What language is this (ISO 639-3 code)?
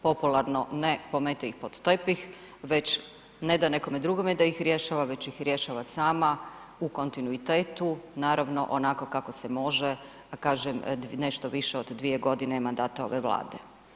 hrv